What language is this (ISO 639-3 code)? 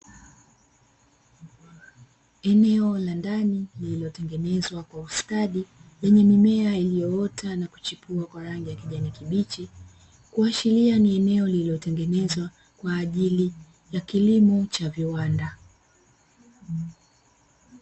swa